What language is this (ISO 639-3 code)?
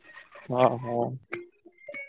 ori